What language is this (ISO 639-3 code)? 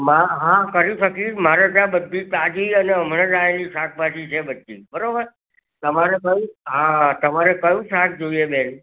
guj